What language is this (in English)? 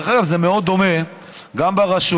Hebrew